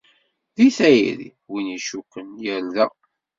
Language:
Kabyle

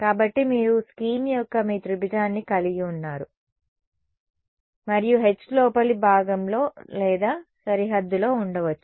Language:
Telugu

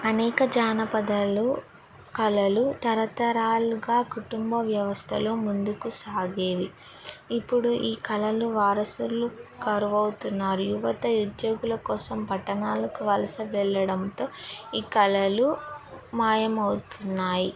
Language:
Telugu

